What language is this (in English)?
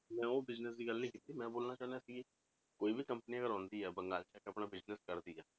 Punjabi